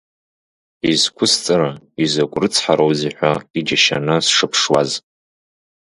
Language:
Abkhazian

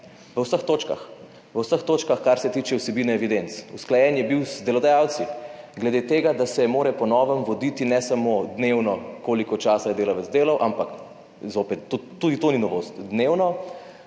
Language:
Slovenian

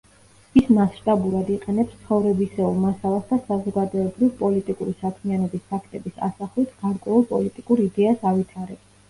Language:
Georgian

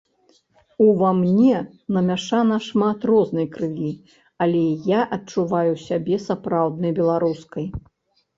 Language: Belarusian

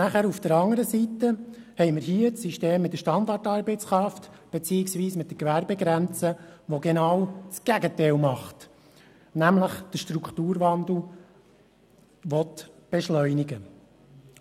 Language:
Swiss German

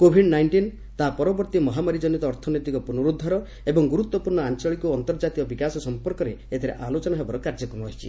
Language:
Odia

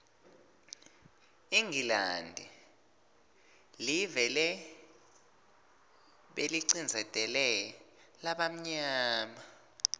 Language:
Swati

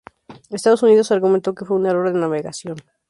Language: Spanish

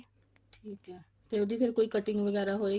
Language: Punjabi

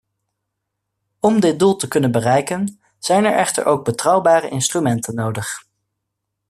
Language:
Dutch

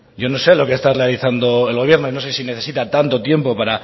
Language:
Spanish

